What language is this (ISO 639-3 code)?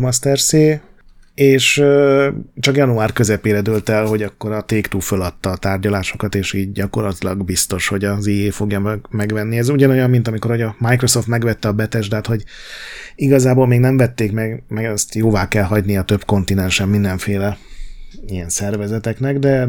hun